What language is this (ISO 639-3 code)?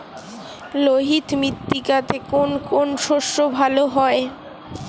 ben